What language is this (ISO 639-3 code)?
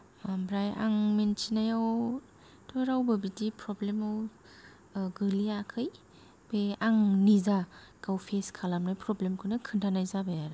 brx